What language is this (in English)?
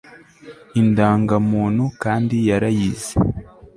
Kinyarwanda